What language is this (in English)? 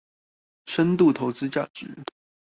Chinese